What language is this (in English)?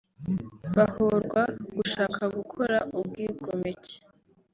Kinyarwanda